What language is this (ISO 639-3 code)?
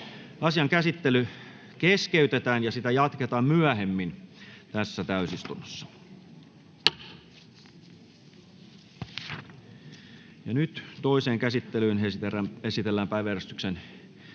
fin